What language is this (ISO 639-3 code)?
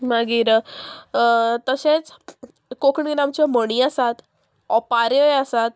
kok